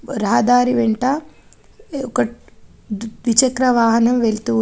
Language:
Telugu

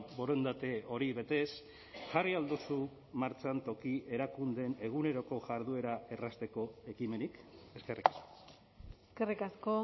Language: Basque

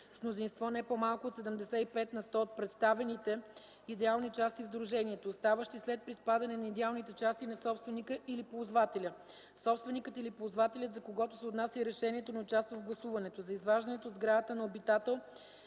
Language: Bulgarian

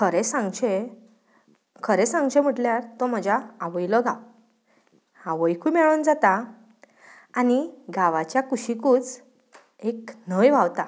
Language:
Konkani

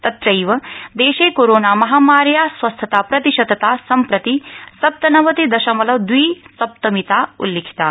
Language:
Sanskrit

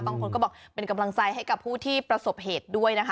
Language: Thai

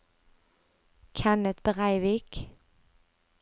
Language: Norwegian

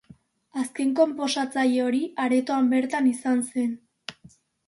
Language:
Basque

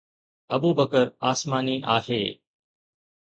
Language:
Sindhi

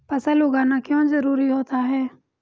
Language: Hindi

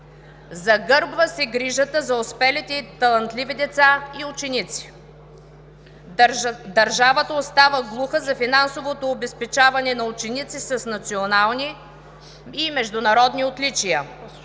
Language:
Bulgarian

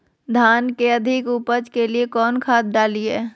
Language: Magahi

